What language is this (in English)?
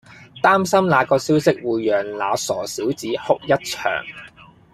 Cantonese